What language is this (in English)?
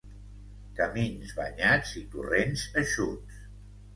Catalan